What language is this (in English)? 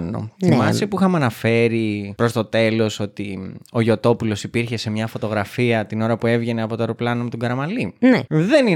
Greek